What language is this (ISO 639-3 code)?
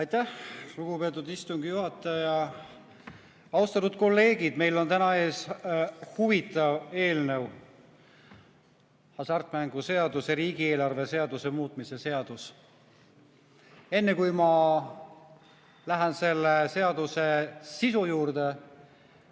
est